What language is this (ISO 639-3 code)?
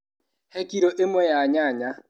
kik